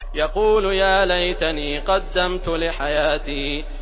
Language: Arabic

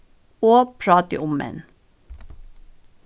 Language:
Faroese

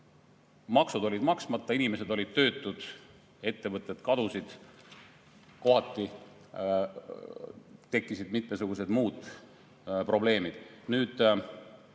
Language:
Estonian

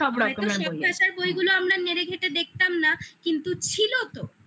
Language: Bangla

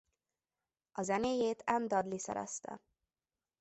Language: Hungarian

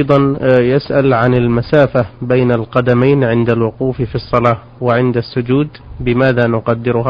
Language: Arabic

